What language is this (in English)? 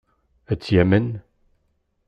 Kabyle